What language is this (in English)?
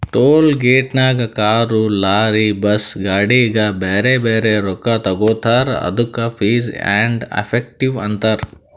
Kannada